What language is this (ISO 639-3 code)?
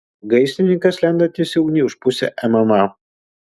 lit